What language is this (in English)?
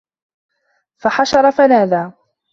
Arabic